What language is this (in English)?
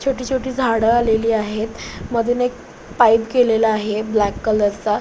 Marathi